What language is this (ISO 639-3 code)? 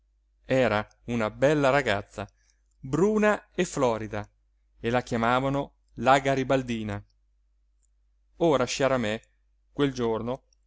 ita